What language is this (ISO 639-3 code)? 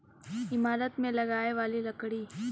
bho